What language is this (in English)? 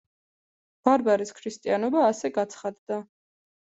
Georgian